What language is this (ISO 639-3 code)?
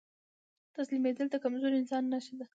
pus